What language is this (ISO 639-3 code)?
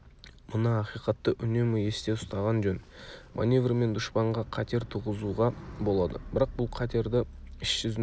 kaz